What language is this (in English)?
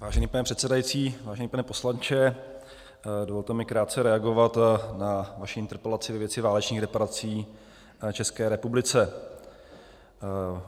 Czech